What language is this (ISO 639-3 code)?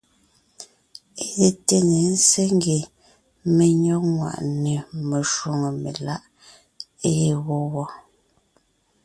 nnh